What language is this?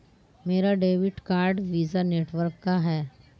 Hindi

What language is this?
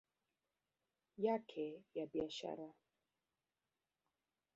Swahili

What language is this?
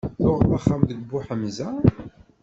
Kabyle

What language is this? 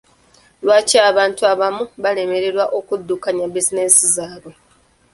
Ganda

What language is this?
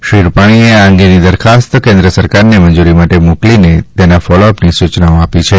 Gujarati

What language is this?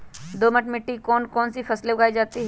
Magahi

